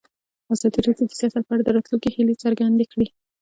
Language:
Pashto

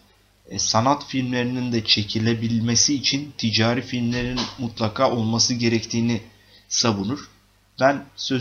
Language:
Turkish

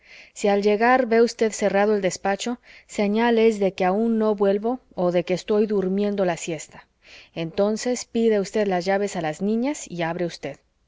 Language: Spanish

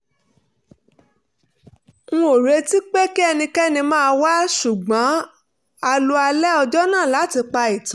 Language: Yoruba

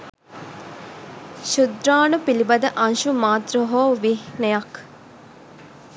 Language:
Sinhala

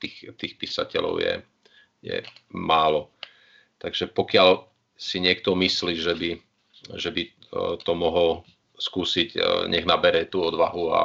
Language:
Slovak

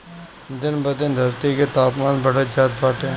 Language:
Bhojpuri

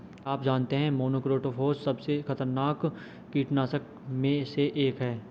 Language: Hindi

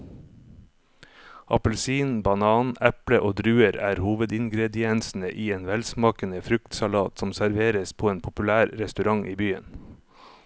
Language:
Norwegian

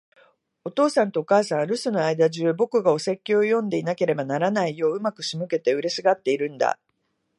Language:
Japanese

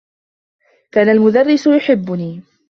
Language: Arabic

